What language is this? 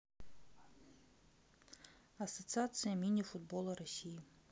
Russian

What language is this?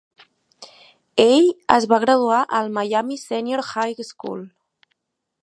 Catalan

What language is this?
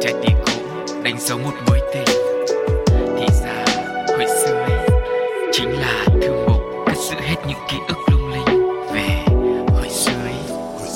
Vietnamese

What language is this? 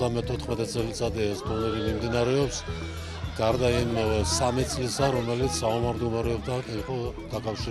Georgian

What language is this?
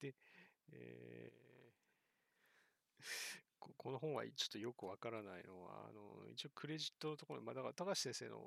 Japanese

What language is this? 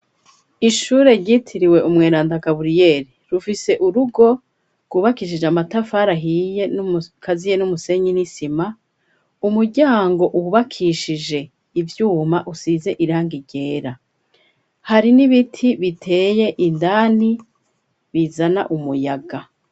Rundi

